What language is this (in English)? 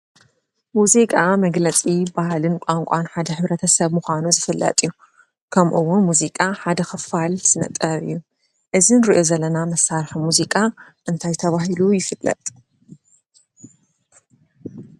Tigrinya